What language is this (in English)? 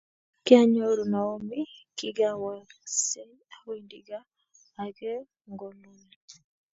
Kalenjin